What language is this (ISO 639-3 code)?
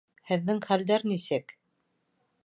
bak